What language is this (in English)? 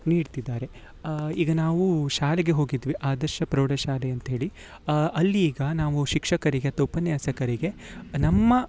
Kannada